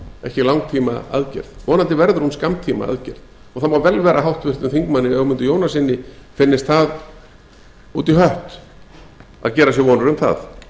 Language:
Icelandic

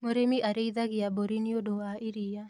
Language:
Kikuyu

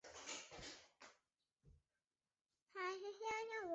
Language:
Chinese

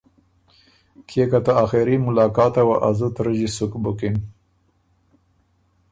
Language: Ormuri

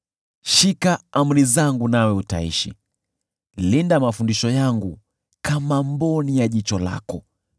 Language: Swahili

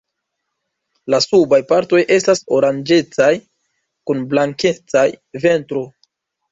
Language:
Esperanto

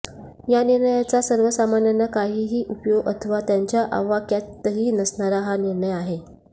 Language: Marathi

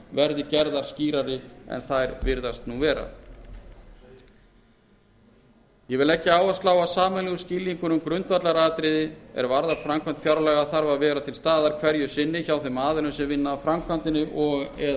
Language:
Icelandic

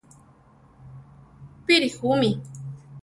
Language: Central Tarahumara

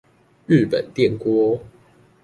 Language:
Chinese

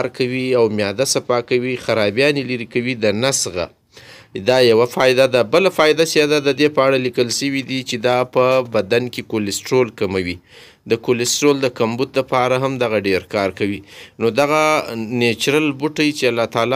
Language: Romanian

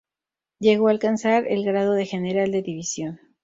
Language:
Spanish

